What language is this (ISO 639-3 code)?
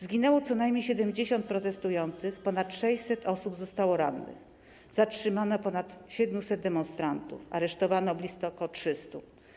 pol